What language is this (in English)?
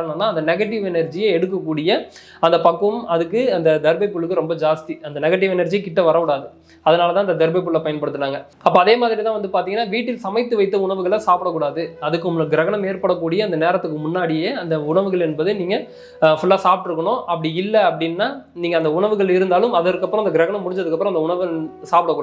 Indonesian